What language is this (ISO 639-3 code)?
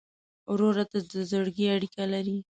pus